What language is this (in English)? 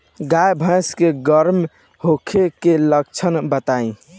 Bhojpuri